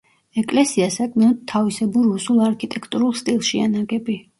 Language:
Georgian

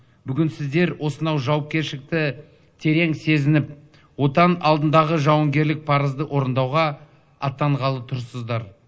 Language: Kazakh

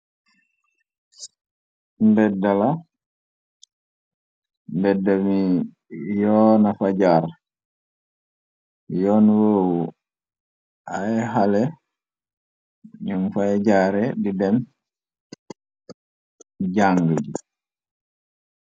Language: Wolof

